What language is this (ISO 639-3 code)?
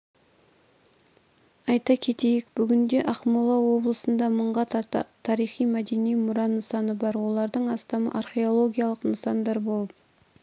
kaz